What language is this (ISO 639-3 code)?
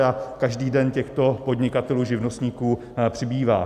ces